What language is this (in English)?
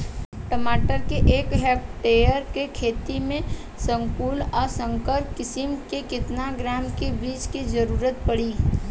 Bhojpuri